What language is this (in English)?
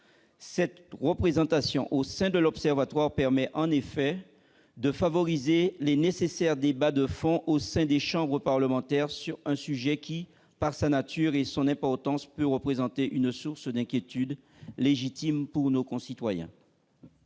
French